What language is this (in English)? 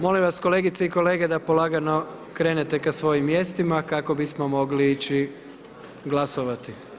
Croatian